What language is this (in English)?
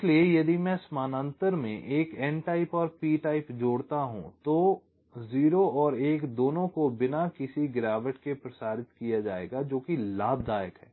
Hindi